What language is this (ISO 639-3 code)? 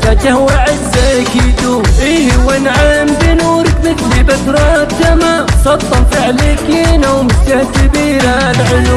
ara